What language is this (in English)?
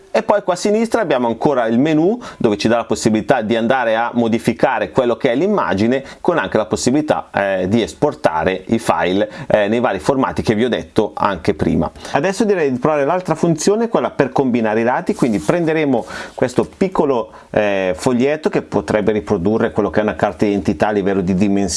Italian